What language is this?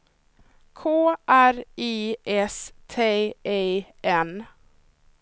Swedish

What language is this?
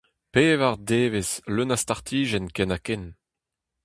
Breton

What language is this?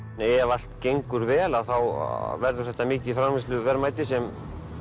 Icelandic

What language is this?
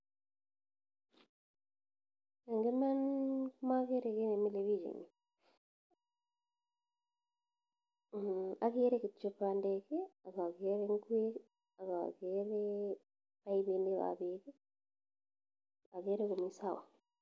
Kalenjin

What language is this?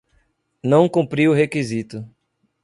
Portuguese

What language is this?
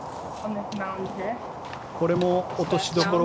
Japanese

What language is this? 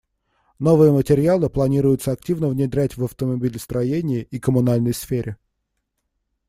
Russian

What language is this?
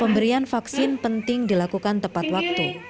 Indonesian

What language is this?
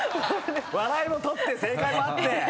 Japanese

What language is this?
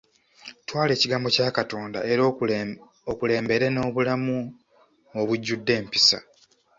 Ganda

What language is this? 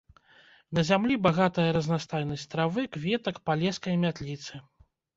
Belarusian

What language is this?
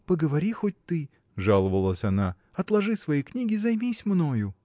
Russian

